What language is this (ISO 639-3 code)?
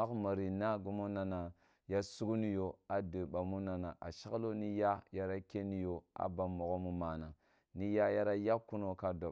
bbu